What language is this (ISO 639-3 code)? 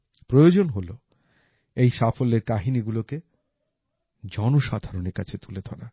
ben